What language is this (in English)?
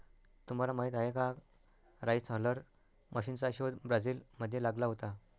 Marathi